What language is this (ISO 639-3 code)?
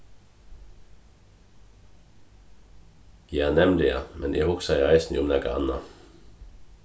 fao